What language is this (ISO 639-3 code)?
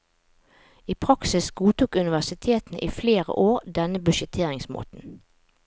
nor